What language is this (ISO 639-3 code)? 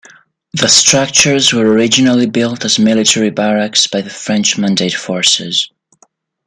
eng